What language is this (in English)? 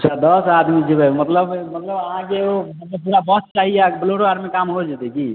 Maithili